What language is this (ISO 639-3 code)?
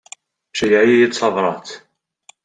kab